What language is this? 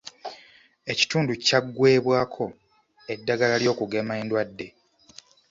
Ganda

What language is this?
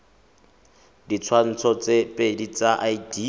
Tswana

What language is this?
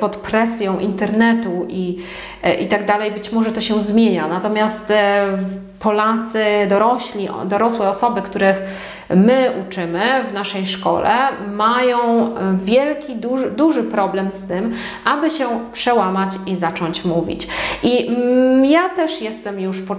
Polish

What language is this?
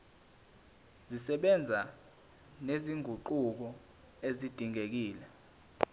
Zulu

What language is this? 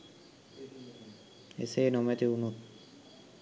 Sinhala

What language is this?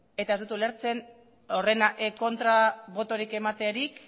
Basque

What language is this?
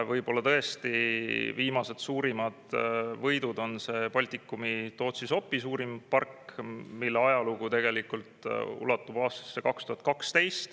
Estonian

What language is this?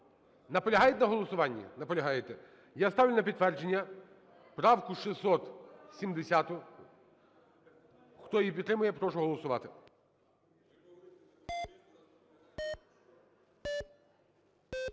Ukrainian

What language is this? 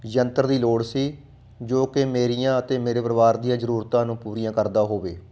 Punjabi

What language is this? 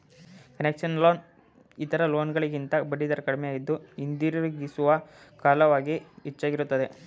Kannada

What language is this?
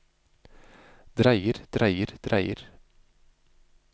Norwegian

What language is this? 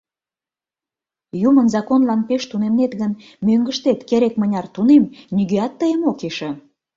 Mari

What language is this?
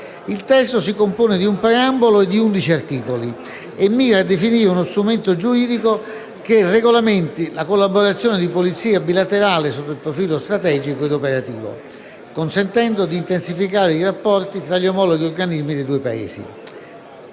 Italian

